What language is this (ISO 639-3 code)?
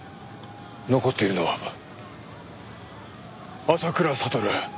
jpn